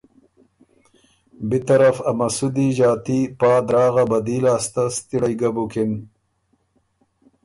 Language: Ormuri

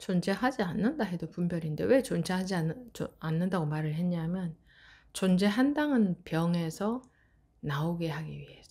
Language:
Korean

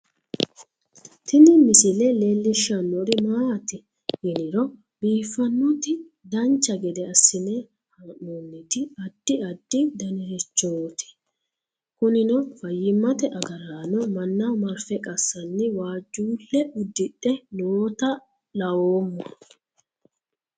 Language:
Sidamo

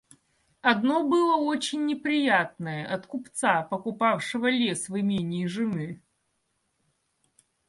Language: Russian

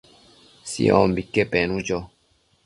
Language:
Matsés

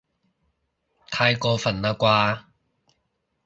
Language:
Cantonese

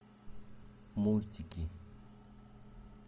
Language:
Russian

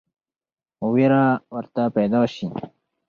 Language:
Pashto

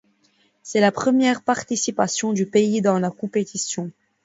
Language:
French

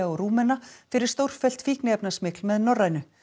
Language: Icelandic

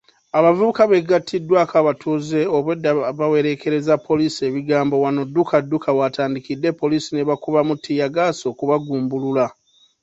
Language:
Ganda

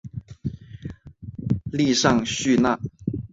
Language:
Chinese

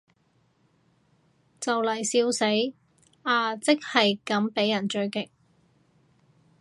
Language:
Cantonese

